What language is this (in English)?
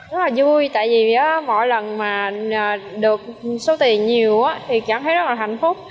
Vietnamese